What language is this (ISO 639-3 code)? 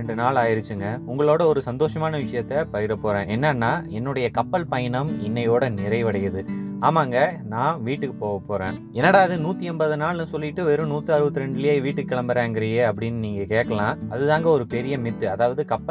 ron